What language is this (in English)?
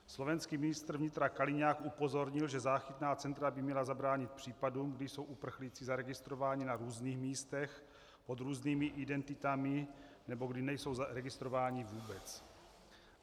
Czech